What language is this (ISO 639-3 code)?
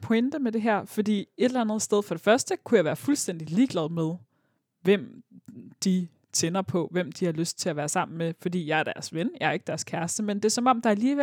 dan